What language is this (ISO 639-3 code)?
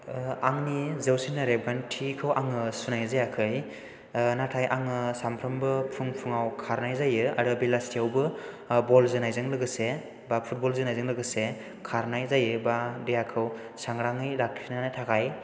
brx